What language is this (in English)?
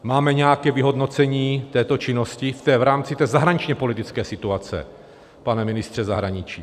Czech